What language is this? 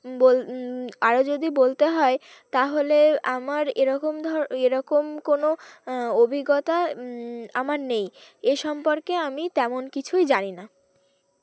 Bangla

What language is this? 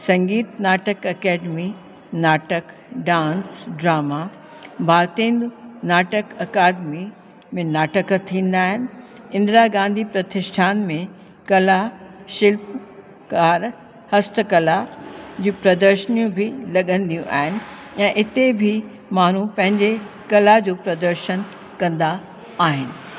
Sindhi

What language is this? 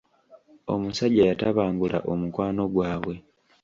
Ganda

